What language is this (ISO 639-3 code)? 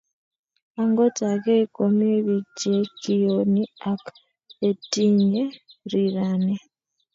kln